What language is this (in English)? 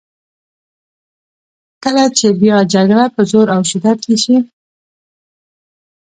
Pashto